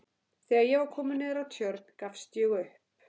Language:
Icelandic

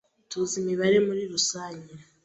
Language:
Kinyarwanda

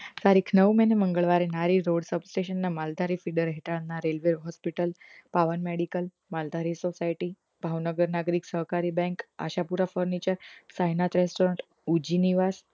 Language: Gujarati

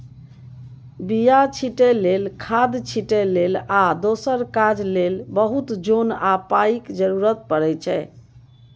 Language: Maithili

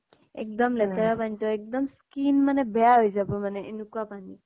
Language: Assamese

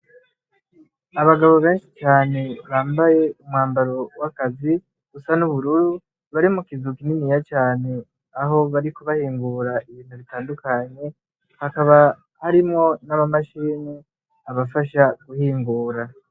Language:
Rundi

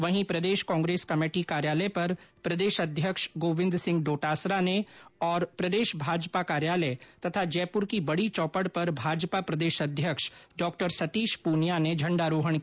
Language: Hindi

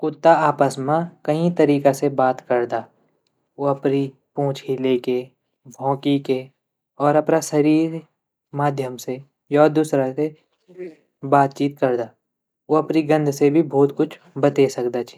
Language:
Garhwali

